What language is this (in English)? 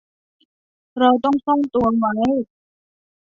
Thai